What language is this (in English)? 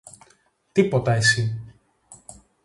Greek